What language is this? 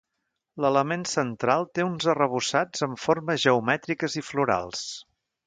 Catalan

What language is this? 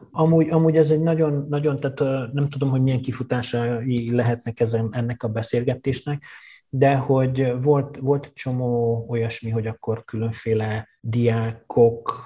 Hungarian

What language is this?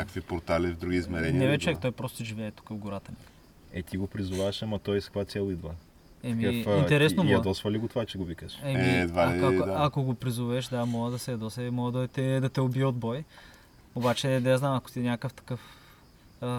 Bulgarian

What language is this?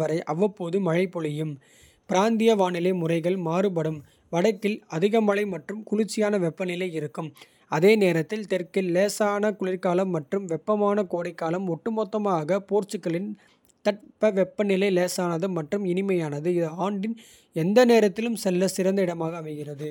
Kota (India)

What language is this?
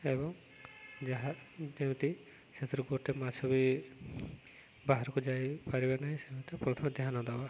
Odia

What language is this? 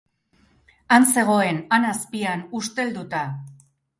Basque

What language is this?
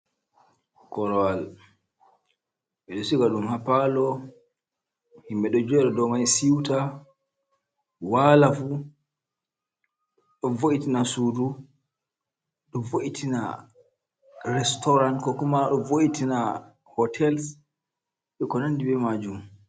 Fula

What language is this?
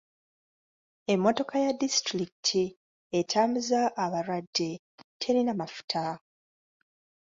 Ganda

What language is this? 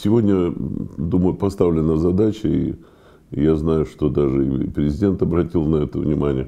Russian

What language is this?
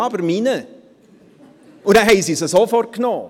Swiss German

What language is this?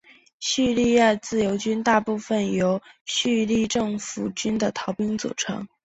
Chinese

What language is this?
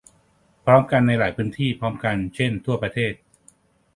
Thai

